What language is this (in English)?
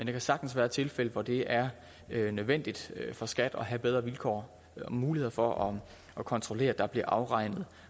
Danish